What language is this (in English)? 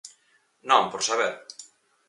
Galician